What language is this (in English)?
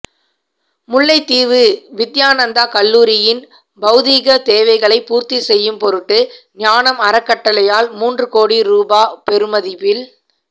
Tamil